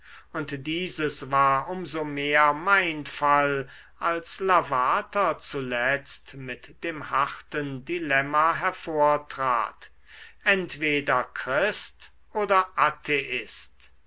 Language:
German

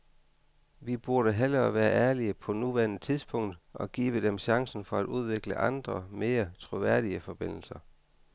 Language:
Danish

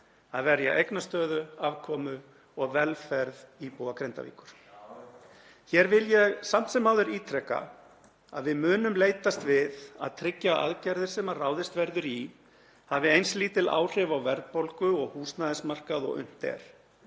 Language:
Icelandic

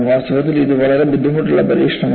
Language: Malayalam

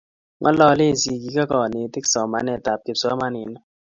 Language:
Kalenjin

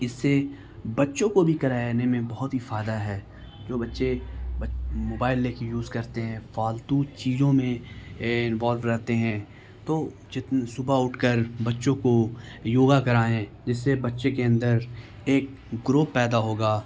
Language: Urdu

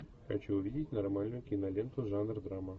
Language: Russian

